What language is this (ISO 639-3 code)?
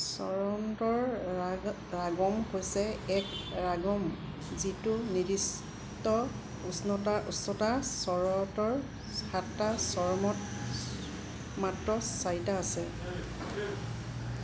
asm